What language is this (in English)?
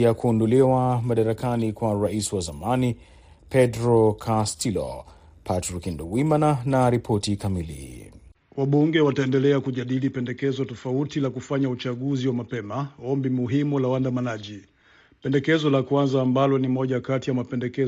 Swahili